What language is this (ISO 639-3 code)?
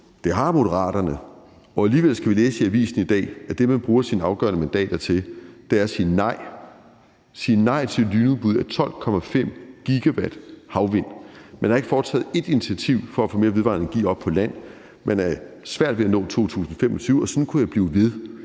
dan